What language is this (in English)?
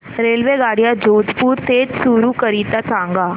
Marathi